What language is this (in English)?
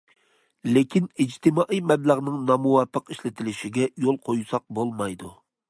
Uyghur